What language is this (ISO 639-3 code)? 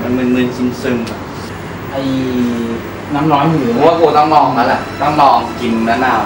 tha